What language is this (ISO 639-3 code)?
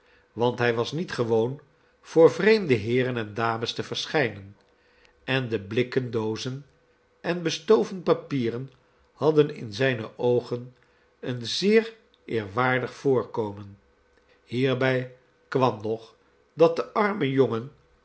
nld